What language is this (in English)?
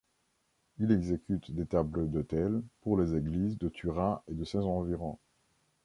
French